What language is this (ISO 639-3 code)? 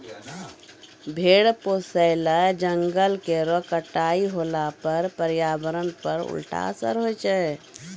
mai